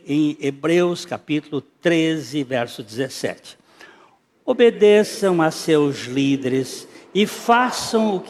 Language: Portuguese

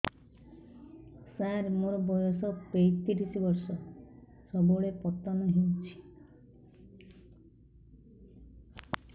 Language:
Odia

